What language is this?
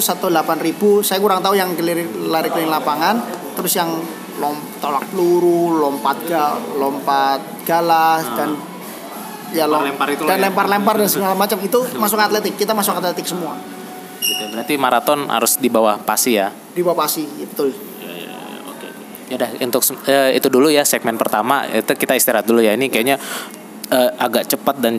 Indonesian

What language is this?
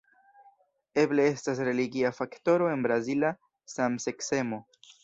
Esperanto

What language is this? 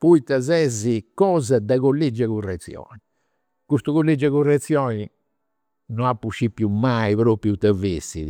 Campidanese Sardinian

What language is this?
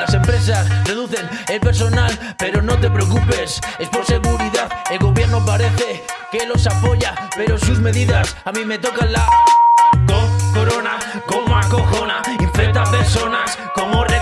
Spanish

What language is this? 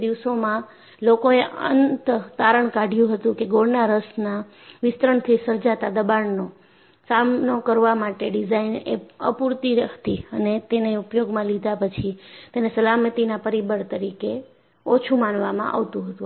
Gujarati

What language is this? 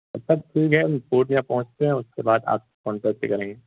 Urdu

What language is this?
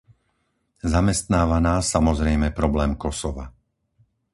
Slovak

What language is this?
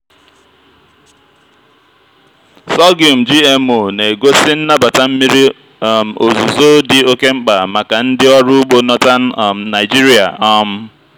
Igbo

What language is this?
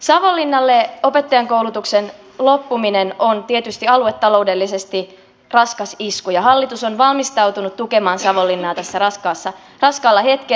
Finnish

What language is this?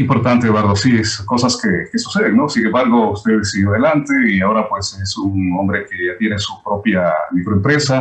Spanish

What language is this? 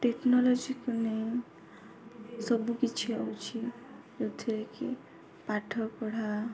Odia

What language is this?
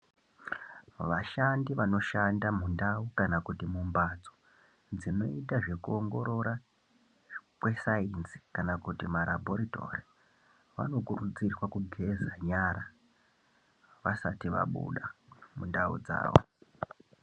Ndau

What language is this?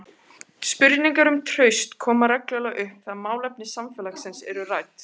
Icelandic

